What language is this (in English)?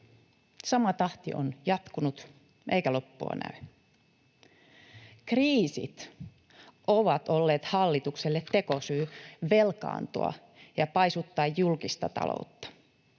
Finnish